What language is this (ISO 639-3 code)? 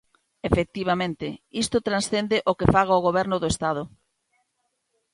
glg